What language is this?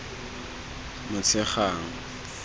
Tswana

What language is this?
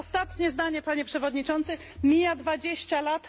Polish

